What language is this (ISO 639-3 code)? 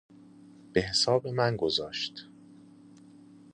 fas